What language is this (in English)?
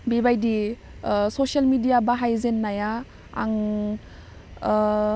Bodo